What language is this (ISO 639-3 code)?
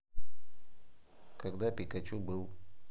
rus